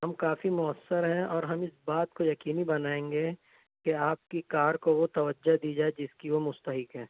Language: Urdu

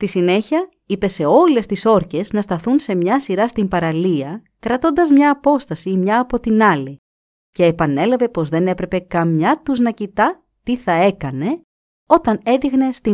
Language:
Greek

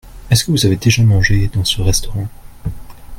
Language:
French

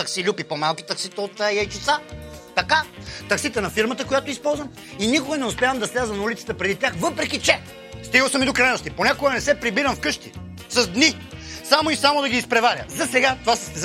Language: Bulgarian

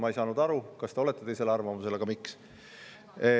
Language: Estonian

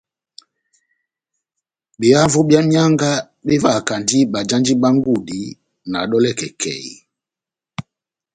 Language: Batanga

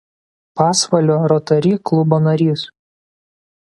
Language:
Lithuanian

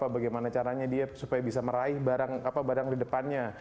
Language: Indonesian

